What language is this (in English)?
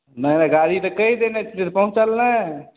Maithili